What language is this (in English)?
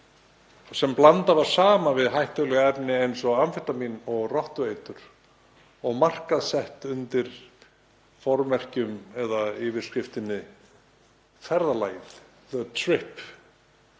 Icelandic